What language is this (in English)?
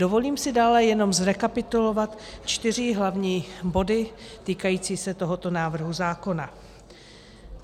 Czech